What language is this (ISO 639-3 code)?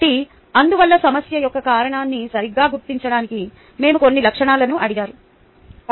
tel